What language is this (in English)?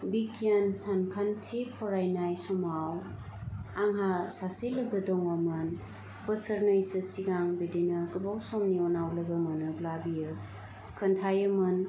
Bodo